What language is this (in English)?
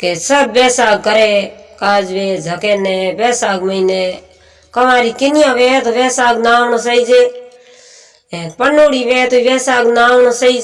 Hindi